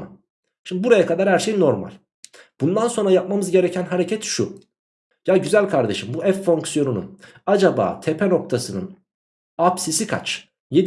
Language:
Turkish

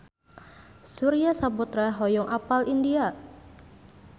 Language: Sundanese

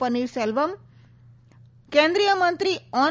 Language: Gujarati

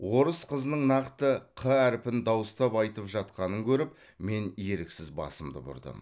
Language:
Kazakh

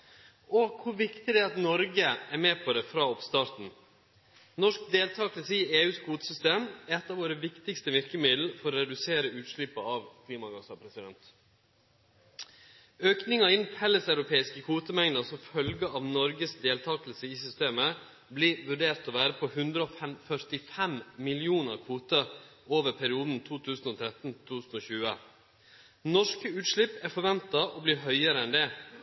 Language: Norwegian Nynorsk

